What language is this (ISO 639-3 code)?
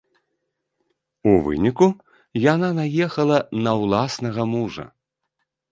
bel